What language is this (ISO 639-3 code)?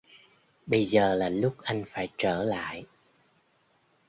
vie